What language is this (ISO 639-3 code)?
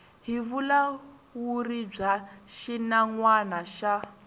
tso